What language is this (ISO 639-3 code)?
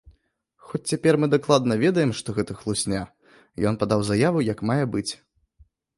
bel